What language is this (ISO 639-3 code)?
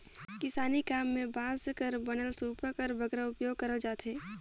hne